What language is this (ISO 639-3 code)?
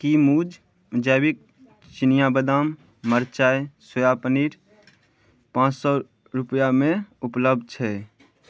mai